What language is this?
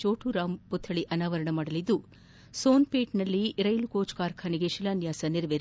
Kannada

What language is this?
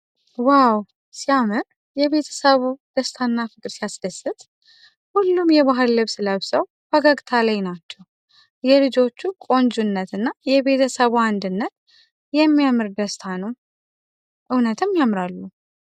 Amharic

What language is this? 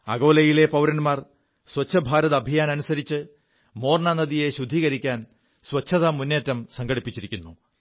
Malayalam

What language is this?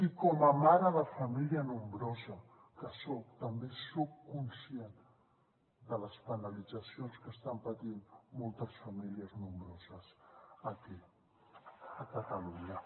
Catalan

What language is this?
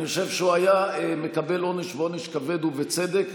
Hebrew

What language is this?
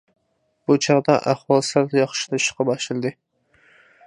Uyghur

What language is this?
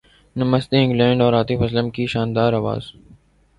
Urdu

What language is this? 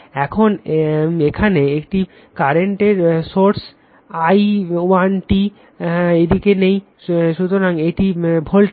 Bangla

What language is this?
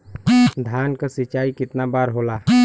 Bhojpuri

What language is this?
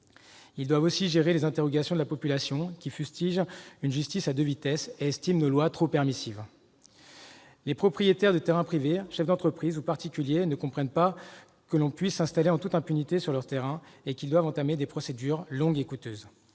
French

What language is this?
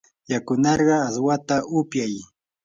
Yanahuanca Pasco Quechua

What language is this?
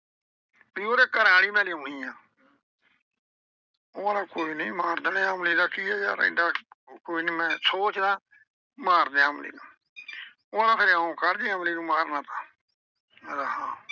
Punjabi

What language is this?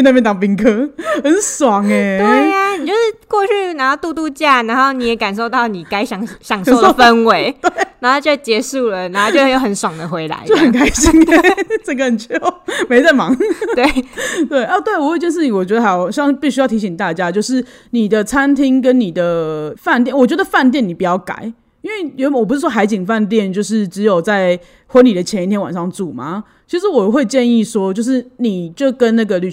Chinese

